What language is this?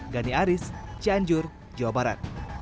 Indonesian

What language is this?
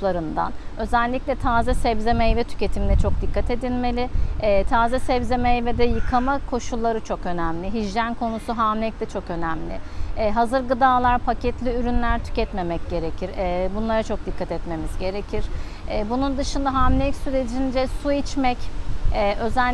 Turkish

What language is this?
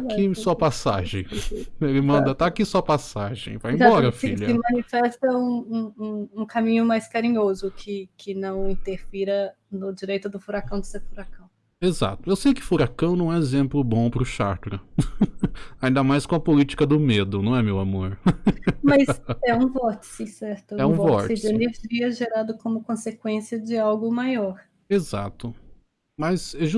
Portuguese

